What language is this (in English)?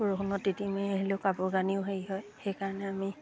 Assamese